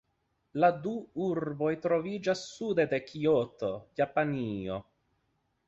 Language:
Esperanto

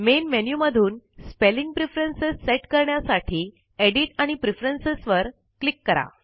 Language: Marathi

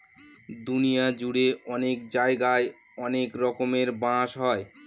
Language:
Bangla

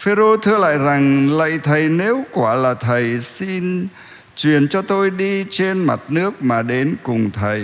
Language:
Vietnamese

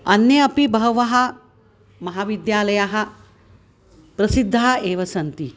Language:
Sanskrit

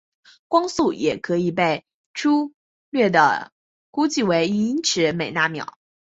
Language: Chinese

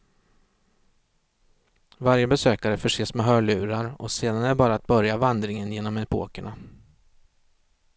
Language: Swedish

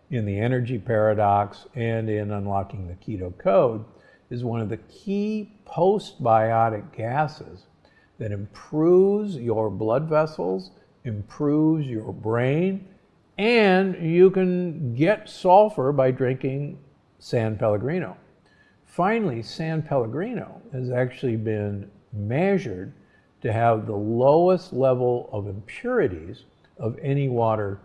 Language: English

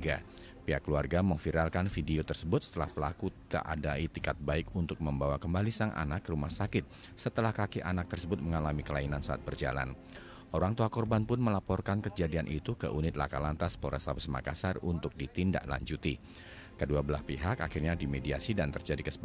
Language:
Indonesian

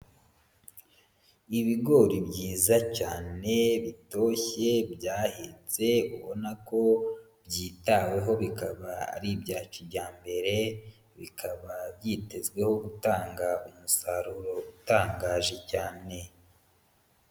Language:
Kinyarwanda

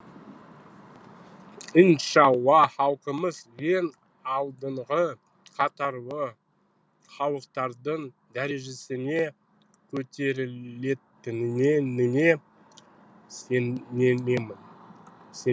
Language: Kazakh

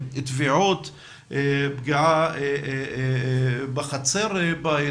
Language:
Hebrew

